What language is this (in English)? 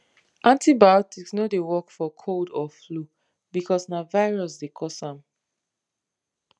Nigerian Pidgin